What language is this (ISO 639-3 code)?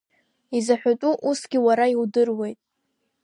abk